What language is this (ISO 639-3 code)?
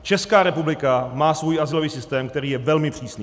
ces